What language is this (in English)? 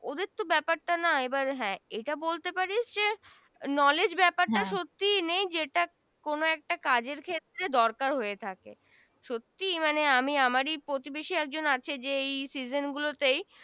Bangla